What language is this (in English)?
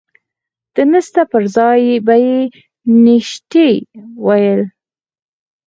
Pashto